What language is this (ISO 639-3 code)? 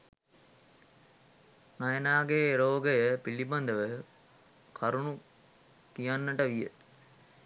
sin